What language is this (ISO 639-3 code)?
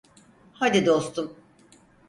tur